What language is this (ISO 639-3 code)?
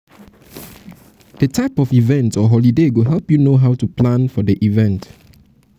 pcm